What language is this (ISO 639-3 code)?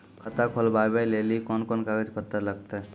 mai